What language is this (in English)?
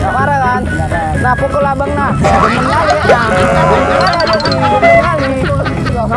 Indonesian